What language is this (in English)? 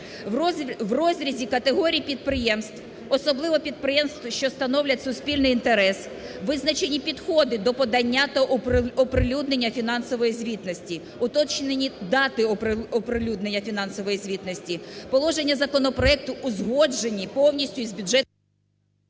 Ukrainian